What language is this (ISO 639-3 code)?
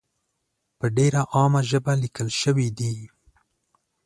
pus